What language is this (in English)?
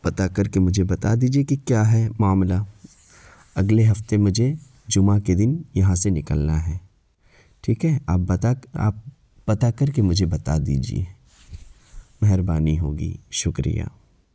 Urdu